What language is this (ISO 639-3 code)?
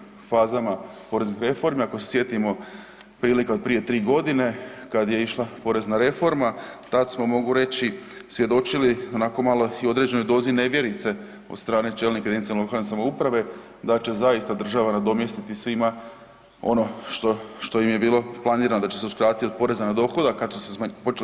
hrv